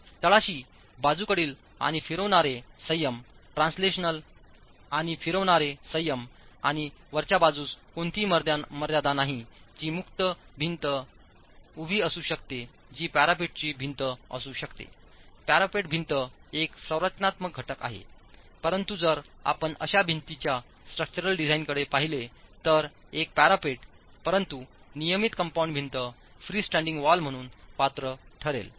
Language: Marathi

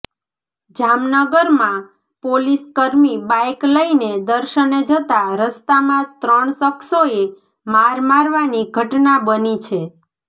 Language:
Gujarati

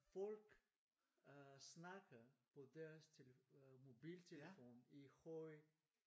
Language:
Danish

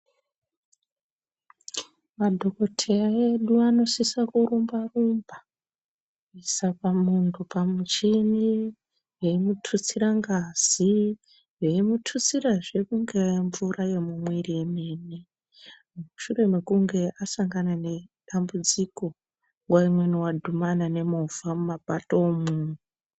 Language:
Ndau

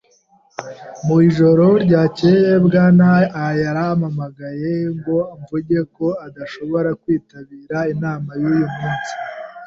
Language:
Kinyarwanda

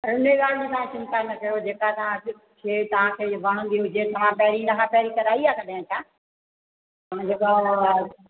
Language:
Sindhi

